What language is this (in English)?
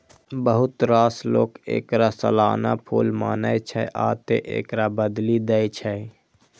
Maithili